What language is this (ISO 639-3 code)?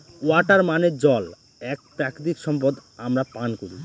ben